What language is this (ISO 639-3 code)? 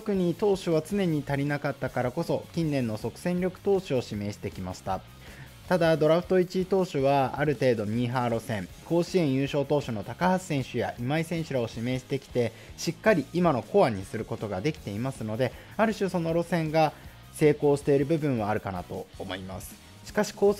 jpn